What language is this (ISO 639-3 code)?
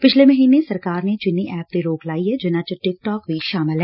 pan